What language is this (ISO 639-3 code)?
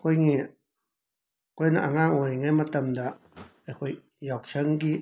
mni